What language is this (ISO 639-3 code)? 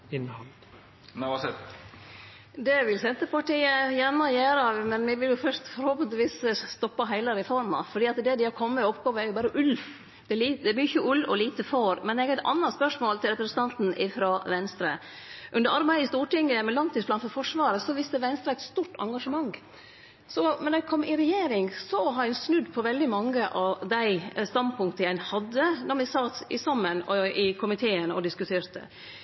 nno